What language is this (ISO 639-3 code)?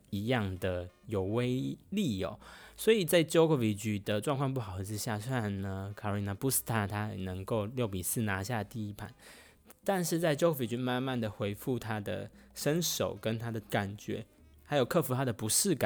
zho